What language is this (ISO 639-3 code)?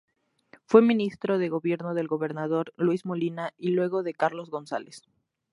spa